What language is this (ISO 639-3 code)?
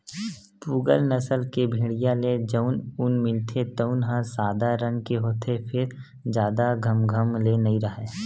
hne